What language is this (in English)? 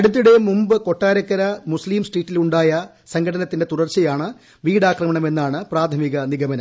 Malayalam